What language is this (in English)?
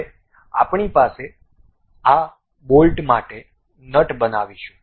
Gujarati